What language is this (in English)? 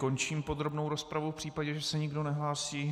Czech